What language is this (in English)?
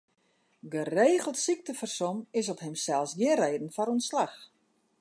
Western Frisian